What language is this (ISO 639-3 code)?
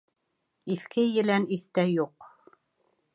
bak